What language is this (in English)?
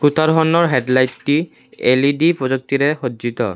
Assamese